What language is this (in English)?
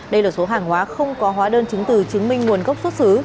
Vietnamese